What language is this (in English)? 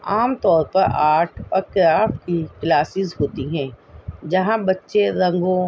Urdu